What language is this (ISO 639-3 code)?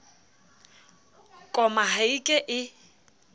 sot